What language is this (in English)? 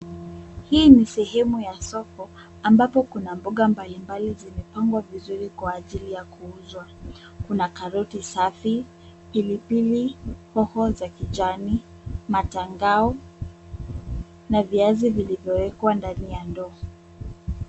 Swahili